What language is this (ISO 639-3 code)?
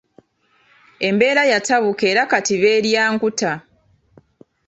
lug